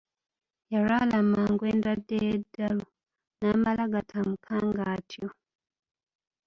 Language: Ganda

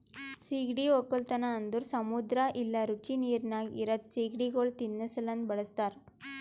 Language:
Kannada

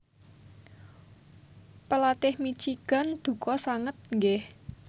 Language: Javanese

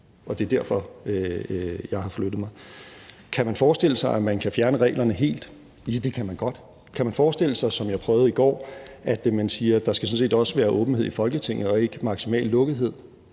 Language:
Danish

